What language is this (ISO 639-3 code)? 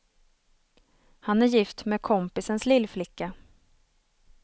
swe